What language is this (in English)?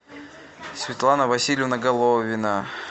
Russian